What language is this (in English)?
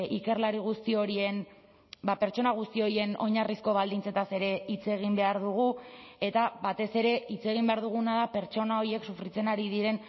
Basque